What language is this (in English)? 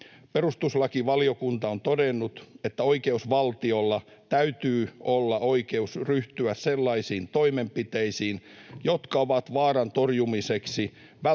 Finnish